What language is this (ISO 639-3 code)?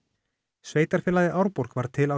isl